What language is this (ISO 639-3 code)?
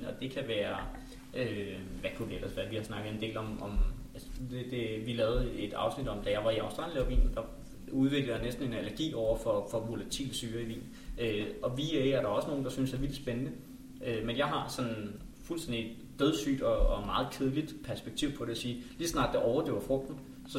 dan